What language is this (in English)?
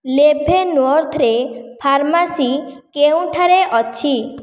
Odia